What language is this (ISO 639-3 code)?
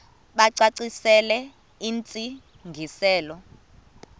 xho